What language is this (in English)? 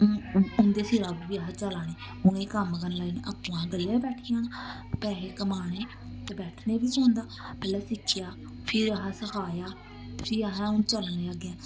Dogri